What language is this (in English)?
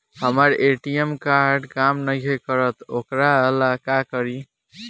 Bhojpuri